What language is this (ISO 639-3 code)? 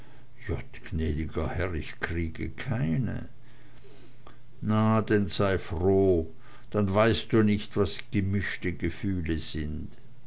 deu